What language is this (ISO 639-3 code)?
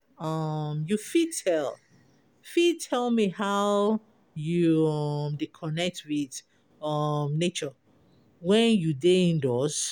pcm